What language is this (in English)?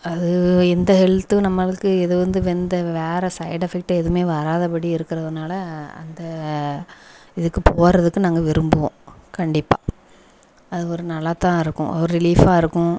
Tamil